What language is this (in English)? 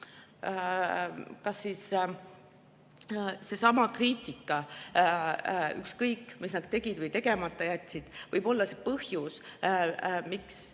Estonian